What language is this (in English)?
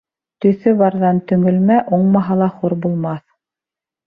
Bashkir